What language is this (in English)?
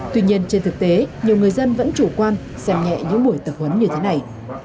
Vietnamese